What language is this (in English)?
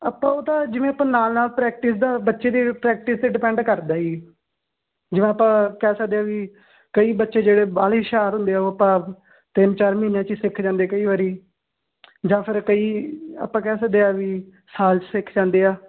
Punjabi